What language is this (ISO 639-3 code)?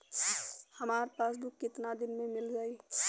bho